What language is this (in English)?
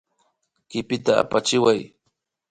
Imbabura Highland Quichua